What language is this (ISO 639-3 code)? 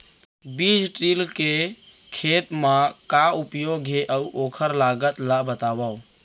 hne